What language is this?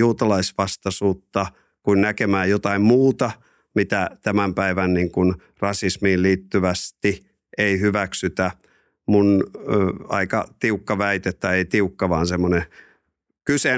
Finnish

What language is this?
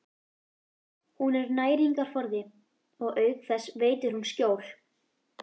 Icelandic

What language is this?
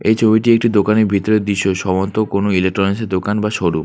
Bangla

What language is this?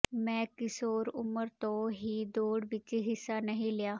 Punjabi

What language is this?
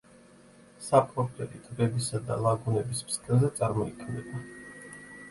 Georgian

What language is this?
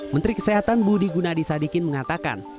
Indonesian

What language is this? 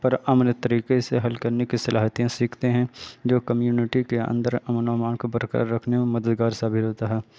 Urdu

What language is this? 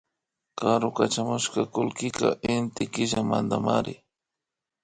Imbabura Highland Quichua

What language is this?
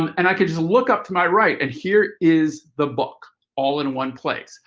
English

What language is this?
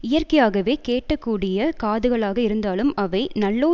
Tamil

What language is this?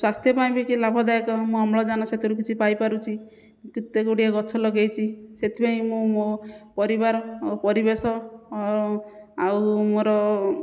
Odia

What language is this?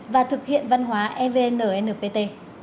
Vietnamese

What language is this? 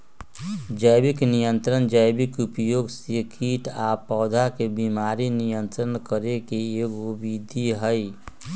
Magahi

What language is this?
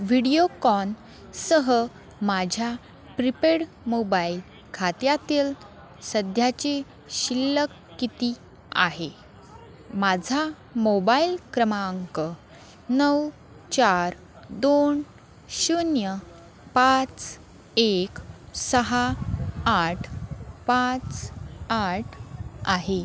Marathi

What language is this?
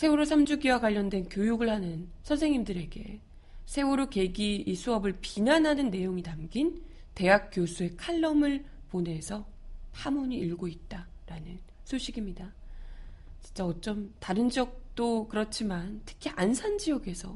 Korean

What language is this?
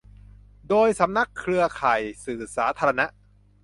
Thai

